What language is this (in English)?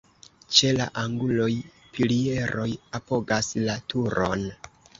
Esperanto